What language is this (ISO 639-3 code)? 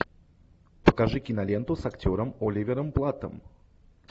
rus